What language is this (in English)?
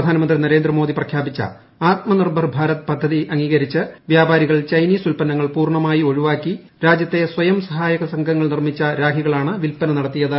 Malayalam